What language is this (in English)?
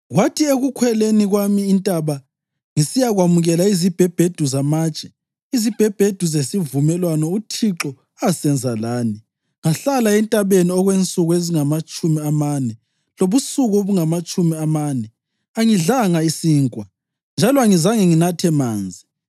North Ndebele